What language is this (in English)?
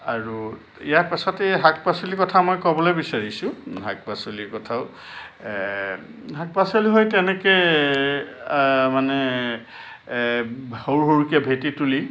Assamese